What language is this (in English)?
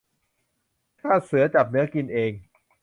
Thai